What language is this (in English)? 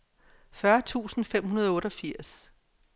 Danish